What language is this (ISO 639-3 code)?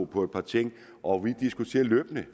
dan